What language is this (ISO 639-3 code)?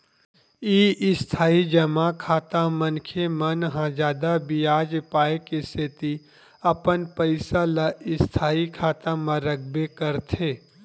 hne